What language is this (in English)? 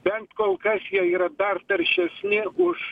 Lithuanian